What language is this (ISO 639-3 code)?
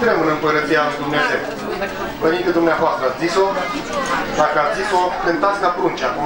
ron